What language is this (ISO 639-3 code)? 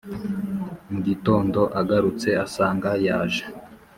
kin